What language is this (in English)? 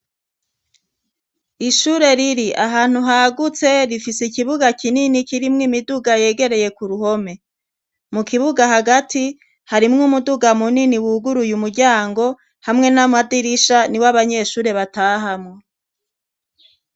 Rundi